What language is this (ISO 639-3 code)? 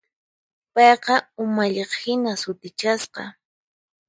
qxp